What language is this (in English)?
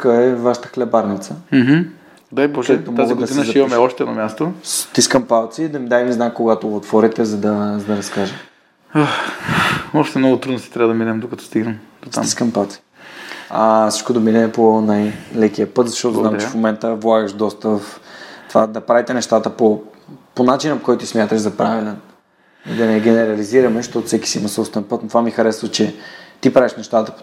Bulgarian